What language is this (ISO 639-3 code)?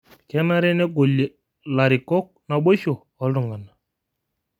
mas